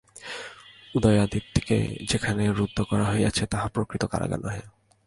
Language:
Bangla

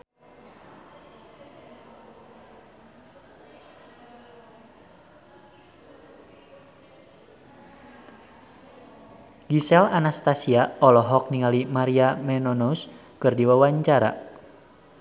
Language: Sundanese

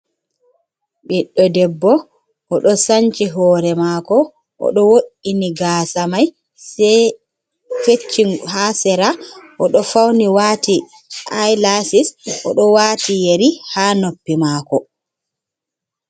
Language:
Fula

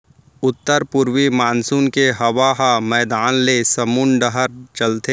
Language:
Chhattisgarhi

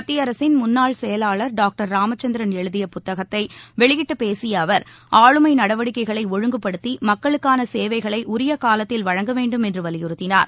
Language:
Tamil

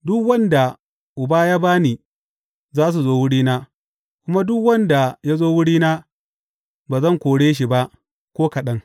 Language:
Hausa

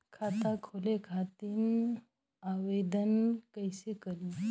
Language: Bhojpuri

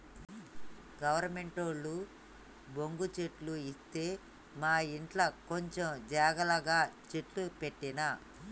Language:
Telugu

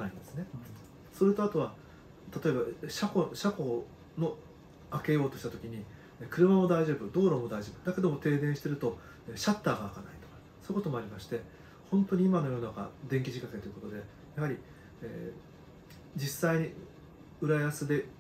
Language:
Japanese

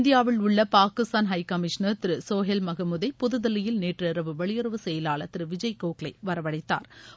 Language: Tamil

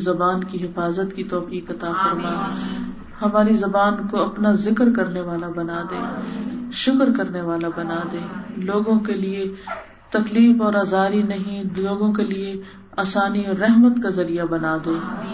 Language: Urdu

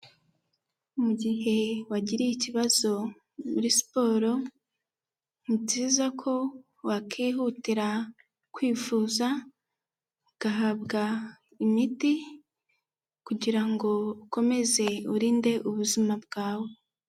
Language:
Kinyarwanda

